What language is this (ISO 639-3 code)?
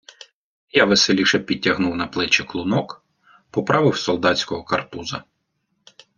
ukr